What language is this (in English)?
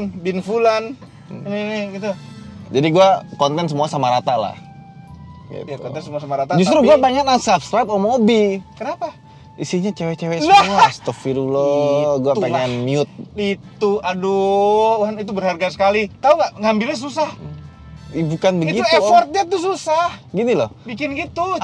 Indonesian